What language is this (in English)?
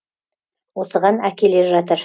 Kazakh